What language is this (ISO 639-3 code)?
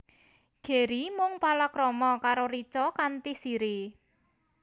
jav